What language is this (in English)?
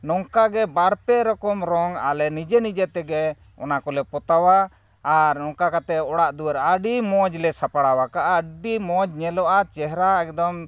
Santali